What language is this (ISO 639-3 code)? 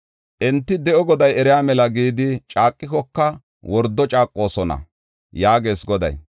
gof